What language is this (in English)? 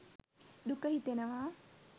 Sinhala